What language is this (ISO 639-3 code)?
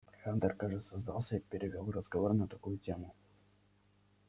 rus